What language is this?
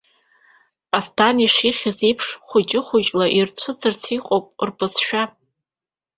Abkhazian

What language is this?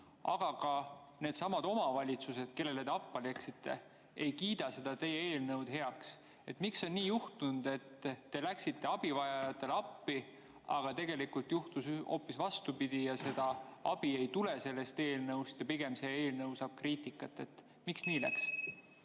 Estonian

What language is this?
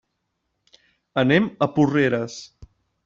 Catalan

